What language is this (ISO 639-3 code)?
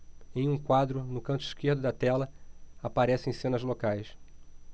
por